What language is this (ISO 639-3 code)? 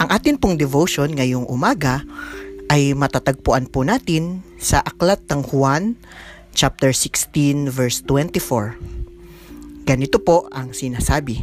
fil